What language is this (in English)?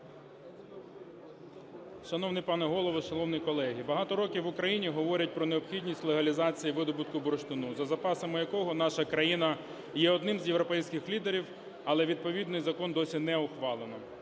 Ukrainian